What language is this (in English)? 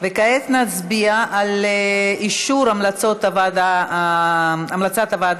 Hebrew